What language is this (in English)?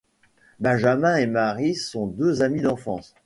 French